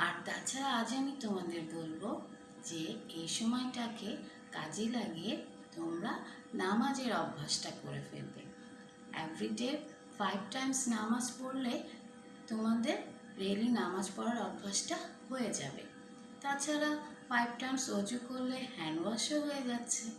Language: Bangla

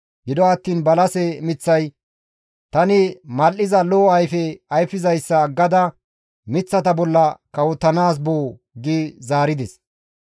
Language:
Gamo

